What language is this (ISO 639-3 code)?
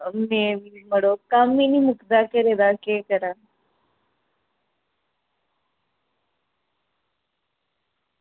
doi